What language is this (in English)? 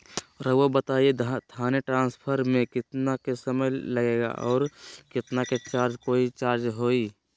Magahi